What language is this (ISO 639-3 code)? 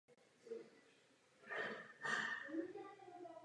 ces